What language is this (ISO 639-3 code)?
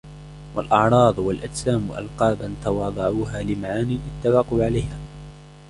ara